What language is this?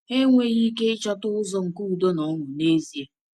Igbo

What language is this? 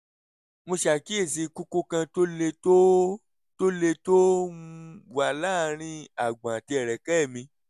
Yoruba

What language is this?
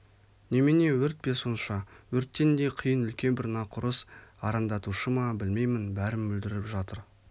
Kazakh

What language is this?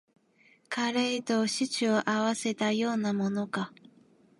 Japanese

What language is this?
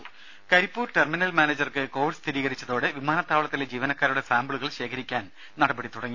Malayalam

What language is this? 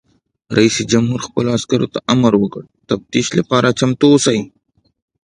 Pashto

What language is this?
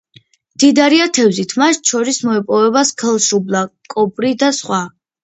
Georgian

